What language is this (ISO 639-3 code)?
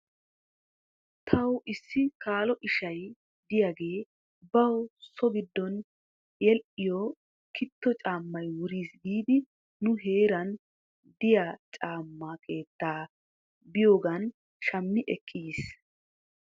wal